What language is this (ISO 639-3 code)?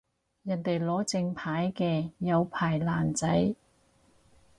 yue